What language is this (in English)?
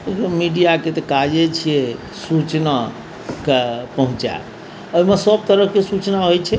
Maithili